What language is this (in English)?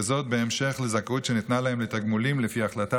Hebrew